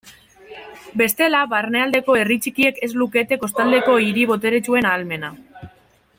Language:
Basque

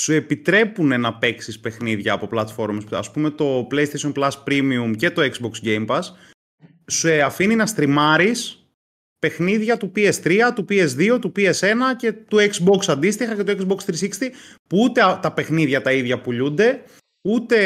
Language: Greek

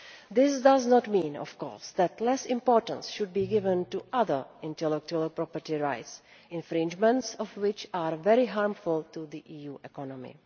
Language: English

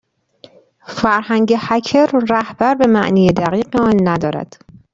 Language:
Persian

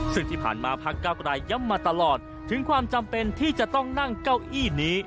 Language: Thai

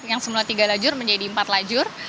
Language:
Indonesian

